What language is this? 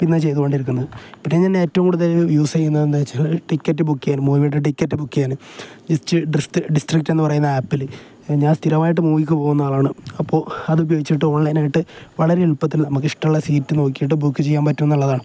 Malayalam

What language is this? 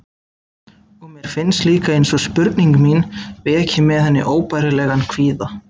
Icelandic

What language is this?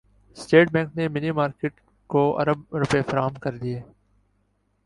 Urdu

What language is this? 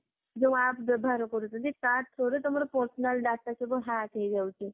Odia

